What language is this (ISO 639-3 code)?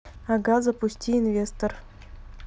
rus